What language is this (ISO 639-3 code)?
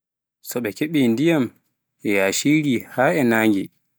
fuf